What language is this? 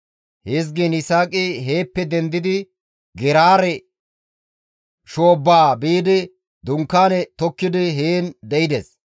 Gamo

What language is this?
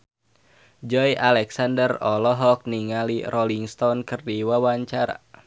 Sundanese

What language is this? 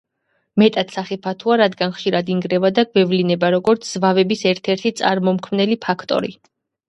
Georgian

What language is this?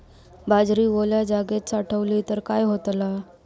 Marathi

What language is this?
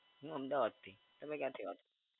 Gujarati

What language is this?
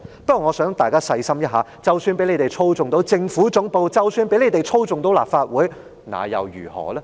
Cantonese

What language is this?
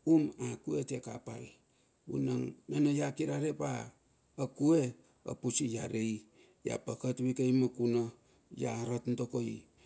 Bilur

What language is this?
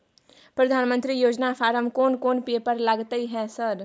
Maithili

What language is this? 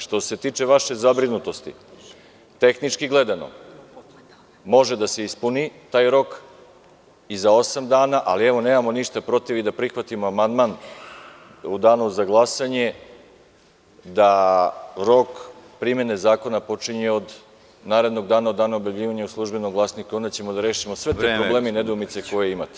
Serbian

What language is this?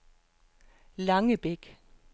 Danish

